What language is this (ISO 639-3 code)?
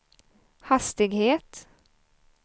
swe